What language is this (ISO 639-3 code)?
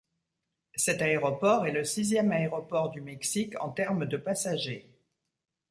fra